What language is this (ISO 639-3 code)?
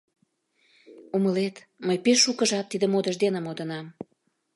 chm